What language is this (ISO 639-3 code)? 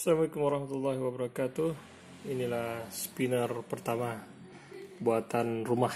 ind